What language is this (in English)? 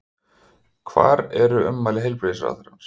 Icelandic